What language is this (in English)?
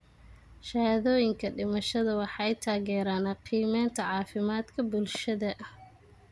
Somali